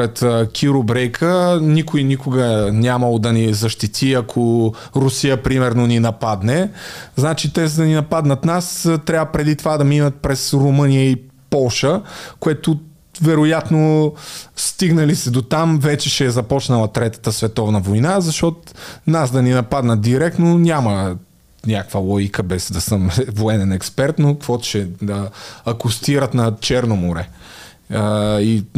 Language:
Bulgarian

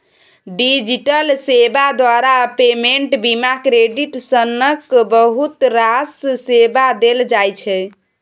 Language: Maithili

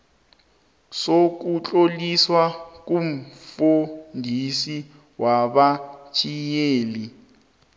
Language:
South Ndebele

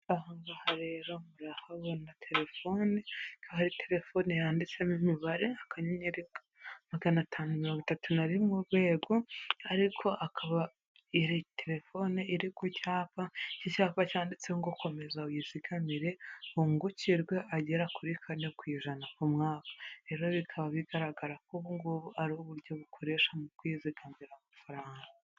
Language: Kinyarwanda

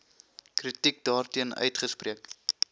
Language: Afrikaans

